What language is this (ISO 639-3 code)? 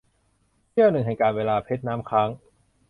tha